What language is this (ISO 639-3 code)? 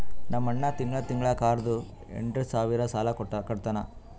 kan